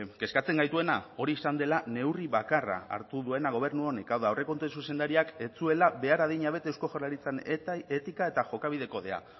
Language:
Basque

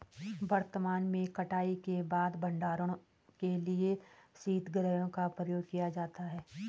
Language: Hindi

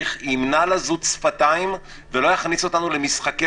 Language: Hebrew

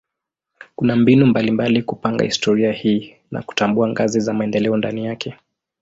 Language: Swahili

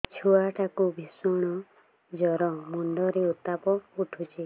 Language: Odia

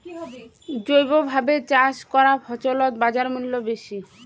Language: Bangla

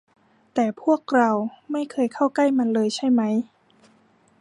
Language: Thai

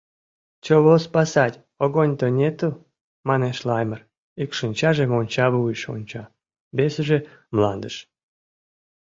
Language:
Mari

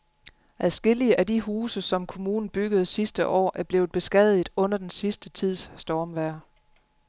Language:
Danish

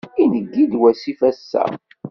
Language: Kabyle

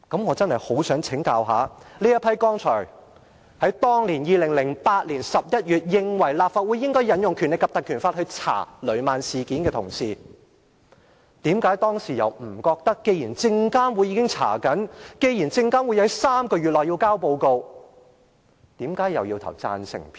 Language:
Cantonese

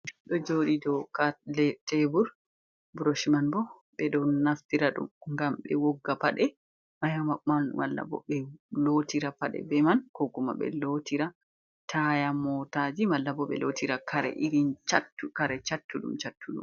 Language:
Fula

